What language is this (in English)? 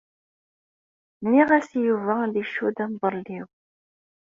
Kabyle